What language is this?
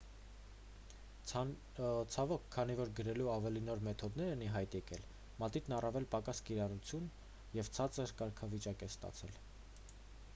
Armenian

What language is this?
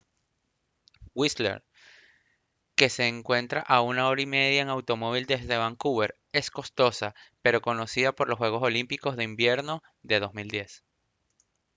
Spanish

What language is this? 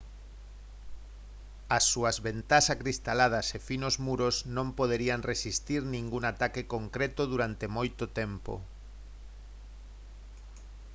Galician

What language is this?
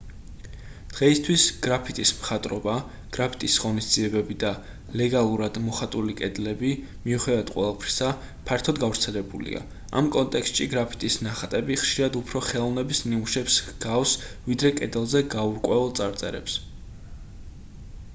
Georgian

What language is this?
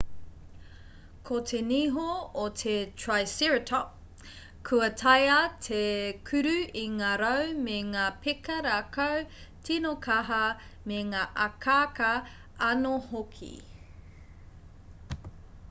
Māori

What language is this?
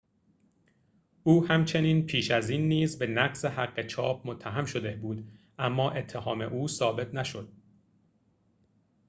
Persian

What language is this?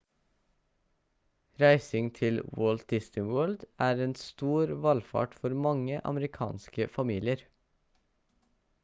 Norwegian Bokmål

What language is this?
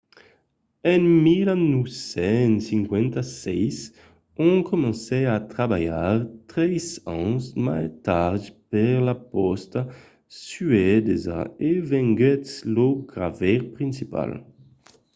Occitan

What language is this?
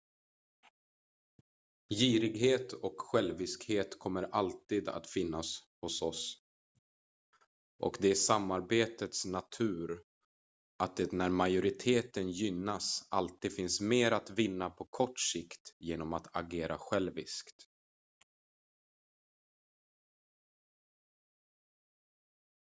Swedish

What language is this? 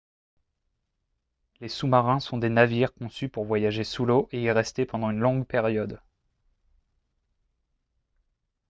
French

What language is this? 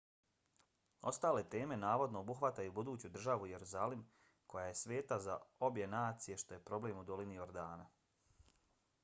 Bosnian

